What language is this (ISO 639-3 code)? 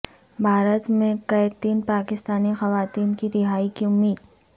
urd